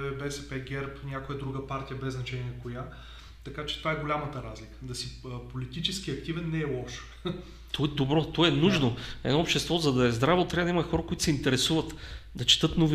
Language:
Bulgarian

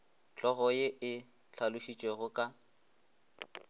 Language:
Northern Sotho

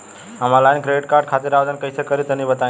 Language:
Bhojpuri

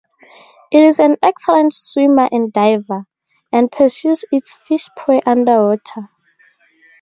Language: English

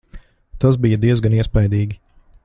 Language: Latvian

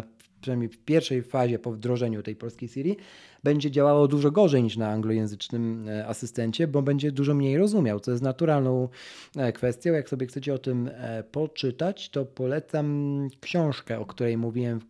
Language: Polish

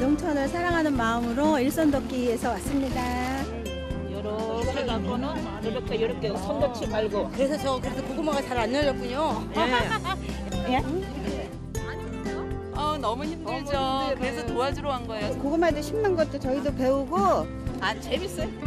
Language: Korean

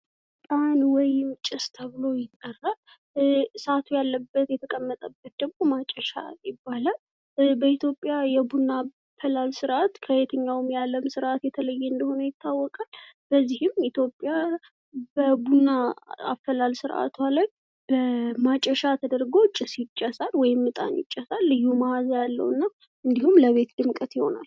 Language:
Amharic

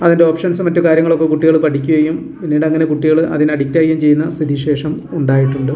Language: Malayalam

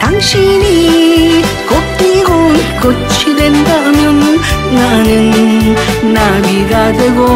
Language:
Korean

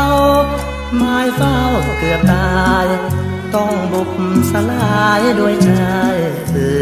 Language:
Thai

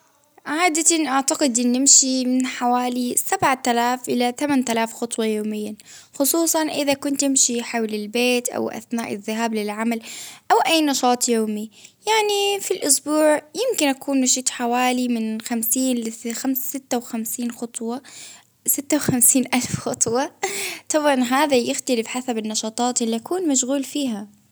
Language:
Baharna Arabic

